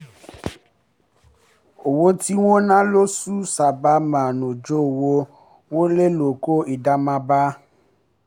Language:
Yoruba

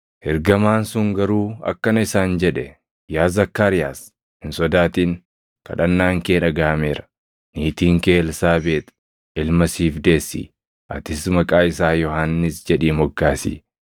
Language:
Oromo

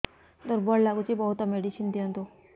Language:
Odia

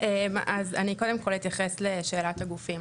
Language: Hebrew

